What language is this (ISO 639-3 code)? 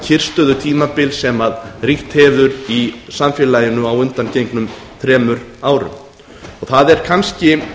isl